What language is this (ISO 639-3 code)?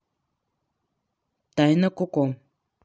rus